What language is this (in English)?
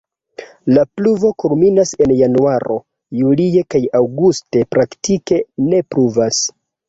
Esperanto